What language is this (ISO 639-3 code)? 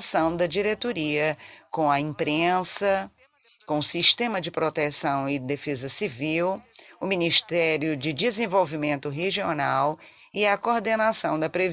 por